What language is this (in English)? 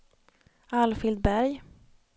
Swedish